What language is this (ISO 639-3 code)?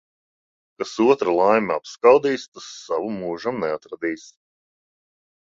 lav